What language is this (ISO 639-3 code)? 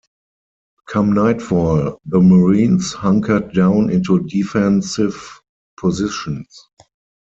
eng